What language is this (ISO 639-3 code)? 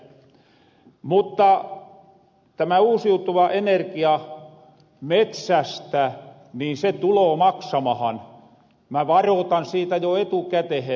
fin